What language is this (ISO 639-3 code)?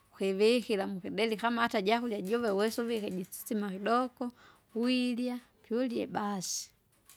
zga